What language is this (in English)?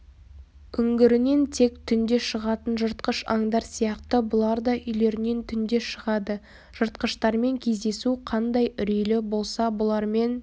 Kazakh